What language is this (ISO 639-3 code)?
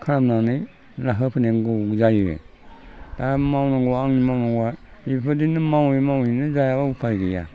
brx